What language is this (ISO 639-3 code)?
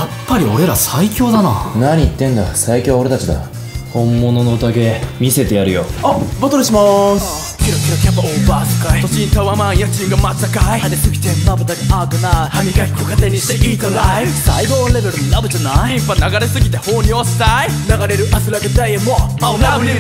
jpn